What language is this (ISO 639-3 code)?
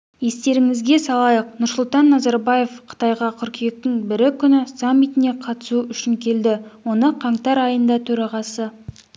kaz